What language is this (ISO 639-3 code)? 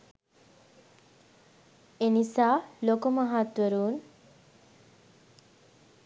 sin